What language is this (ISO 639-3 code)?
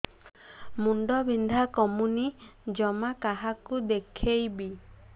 ori